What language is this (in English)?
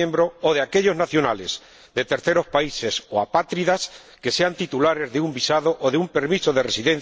Spanish